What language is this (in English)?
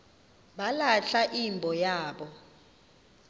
Xhosa